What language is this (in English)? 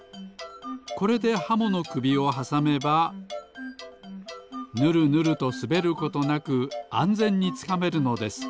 Japanese